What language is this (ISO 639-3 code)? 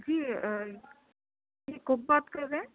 urd